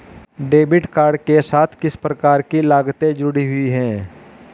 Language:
Hindi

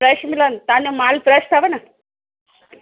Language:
Sindhi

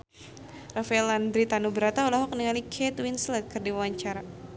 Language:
Sundanese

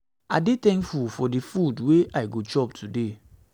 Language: Nigerian Pidgin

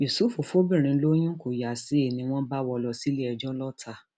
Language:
Yoruba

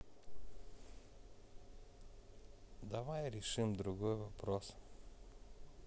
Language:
Russian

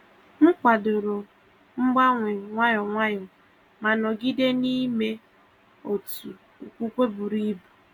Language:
Igbo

